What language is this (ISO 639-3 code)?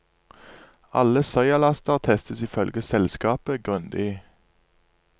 nor